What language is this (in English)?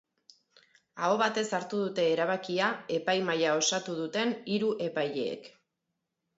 Basque